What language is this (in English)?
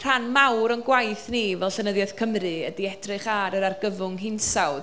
Welsh